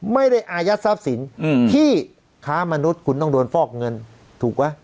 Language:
Thai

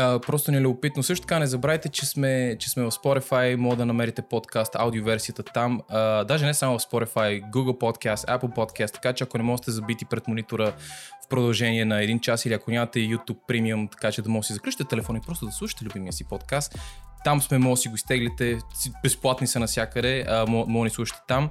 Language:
Bulgarian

